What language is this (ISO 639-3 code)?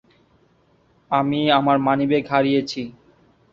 ben